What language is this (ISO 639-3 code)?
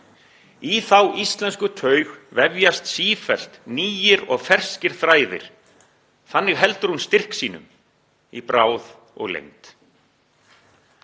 isl